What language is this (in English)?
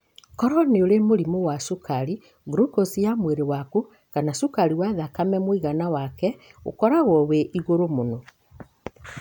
Kikuyu